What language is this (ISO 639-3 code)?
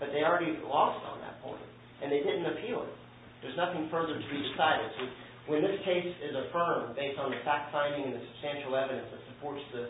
eng